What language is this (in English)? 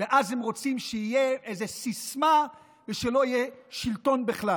Hebrew